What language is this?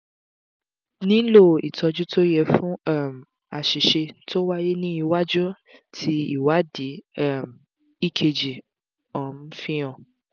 Yoruba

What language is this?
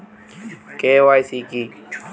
Bangla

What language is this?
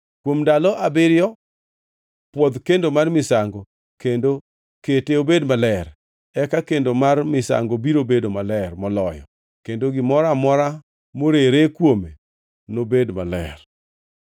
Luo (Kenya and Tanzania)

